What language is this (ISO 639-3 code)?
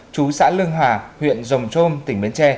vie